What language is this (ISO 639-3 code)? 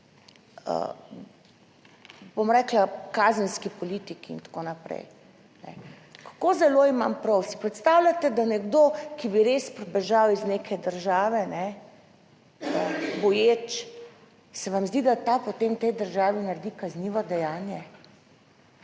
slv